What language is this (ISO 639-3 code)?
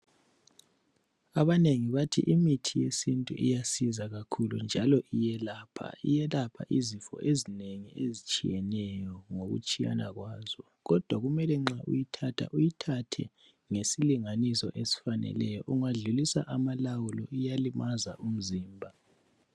nde